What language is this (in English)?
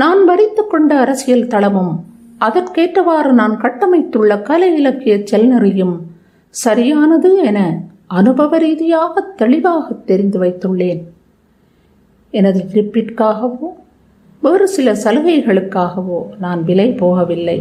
Tamil